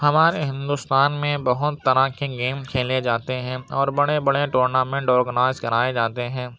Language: Urdu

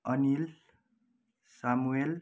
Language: Nepali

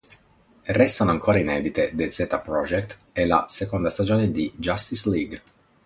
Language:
Italian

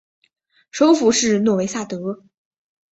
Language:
Chinese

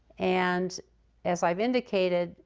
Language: English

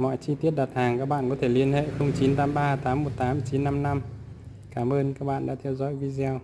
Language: Vietnamese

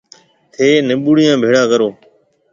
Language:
Marwari (Pakistan)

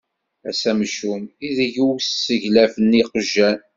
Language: Kabyle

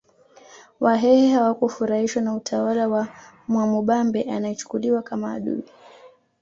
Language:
Swahili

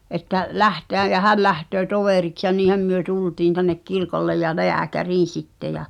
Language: Finnish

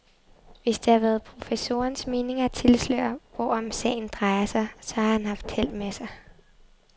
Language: Danish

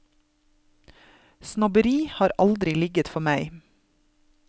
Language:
Norwegian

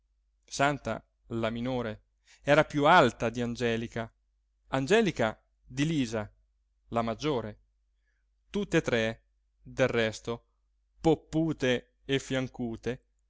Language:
Italian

